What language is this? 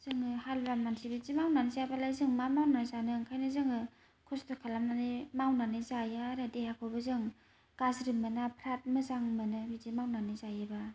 Bodo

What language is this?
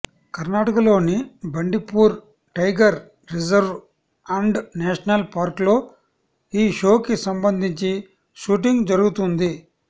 Telugu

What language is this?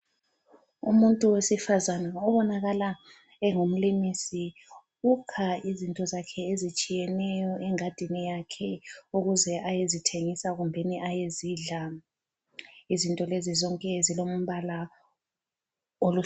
North Ndebele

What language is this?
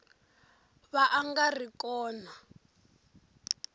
Tsonga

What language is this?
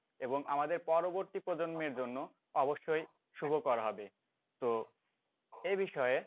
Bangla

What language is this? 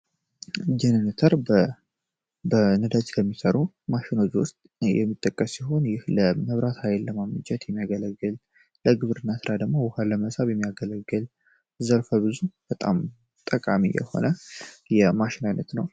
Amharic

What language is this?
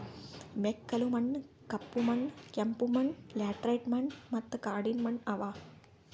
Kannada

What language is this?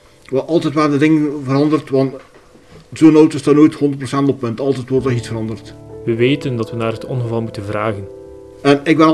Dutch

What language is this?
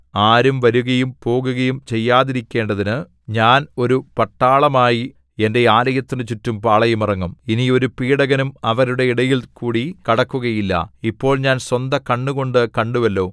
Malayalam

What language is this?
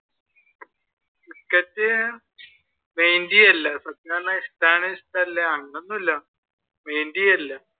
Malayalam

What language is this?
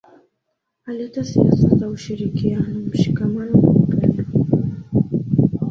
Swahili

